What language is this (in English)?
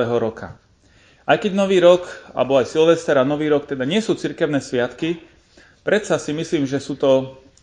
Slovak